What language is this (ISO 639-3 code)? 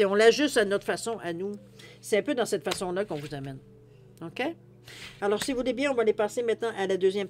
fra